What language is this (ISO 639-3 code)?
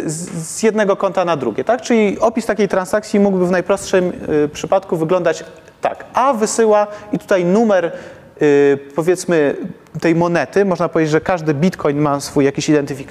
pol